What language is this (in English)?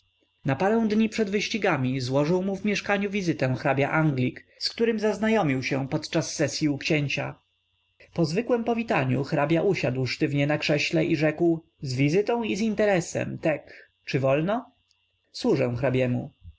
Polish